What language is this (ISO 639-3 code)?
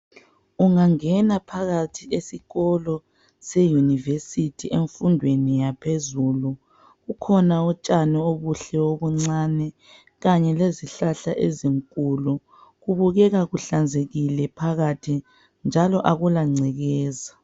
nde